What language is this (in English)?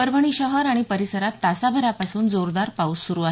Marathi